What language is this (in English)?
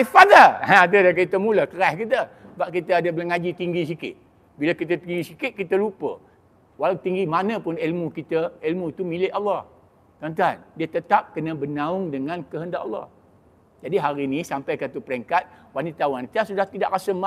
Malay